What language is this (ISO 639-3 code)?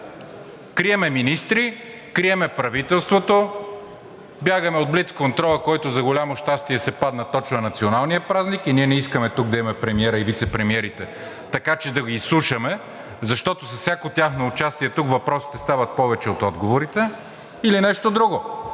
bul